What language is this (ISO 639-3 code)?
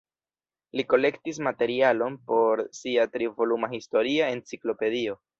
epo